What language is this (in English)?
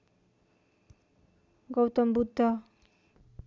Nepali